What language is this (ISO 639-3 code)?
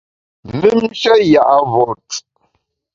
bax